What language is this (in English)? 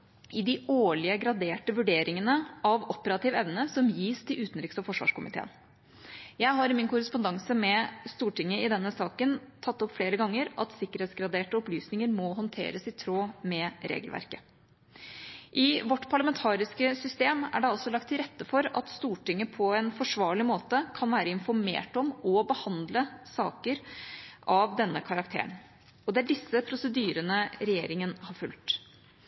Norwegian Bokmål